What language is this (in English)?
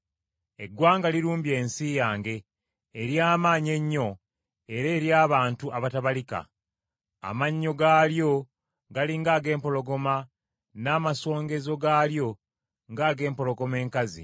Ganda